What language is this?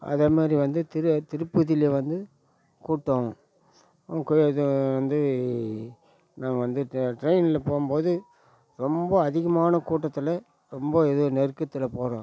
Tamil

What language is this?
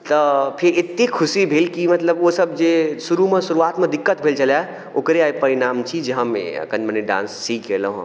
Maithili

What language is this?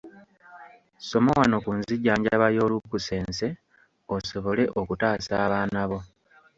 Ganda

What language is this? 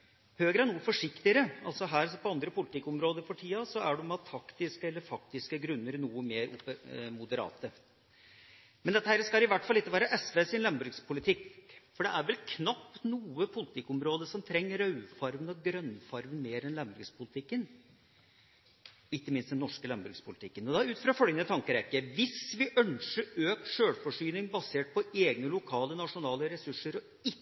Norwegian Bokmål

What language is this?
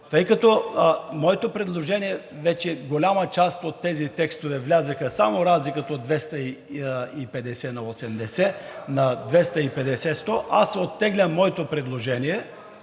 Bulgarian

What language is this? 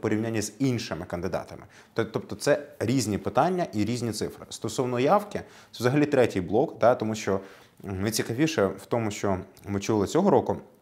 Ukrainian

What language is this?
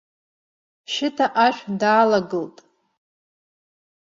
Abkhazian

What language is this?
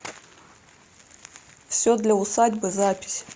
Russian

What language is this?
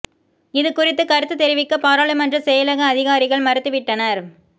Tamil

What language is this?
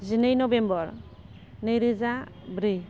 Bodo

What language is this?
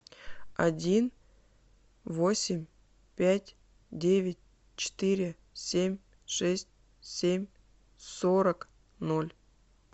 Russian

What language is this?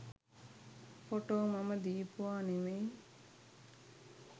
Sinhala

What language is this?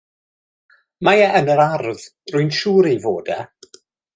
Welsh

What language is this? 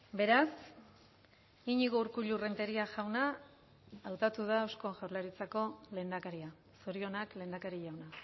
Basque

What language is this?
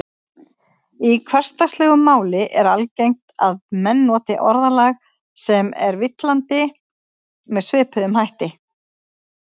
Icelandic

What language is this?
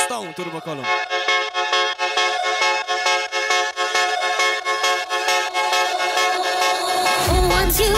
Polish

